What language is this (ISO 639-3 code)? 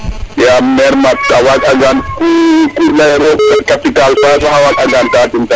srr